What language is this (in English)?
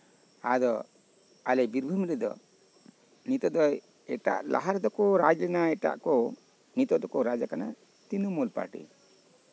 Santali